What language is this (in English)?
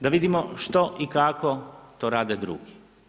Croatian